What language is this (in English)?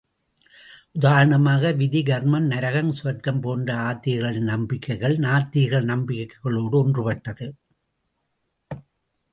Tamil